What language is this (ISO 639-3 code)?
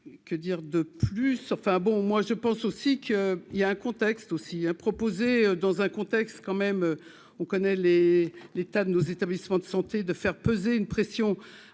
fra